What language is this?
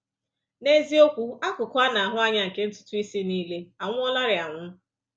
Igbo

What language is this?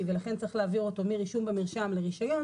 Hebrew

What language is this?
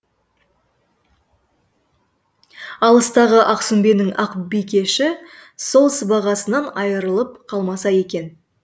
Kazakh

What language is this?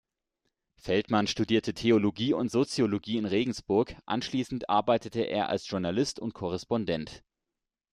German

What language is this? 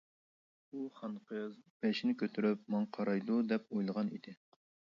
Uyghur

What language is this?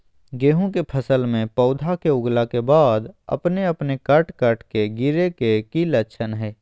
Magahi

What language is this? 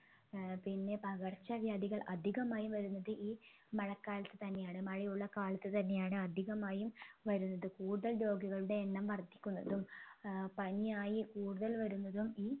Malayalam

